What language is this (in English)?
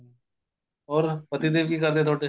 Punjabi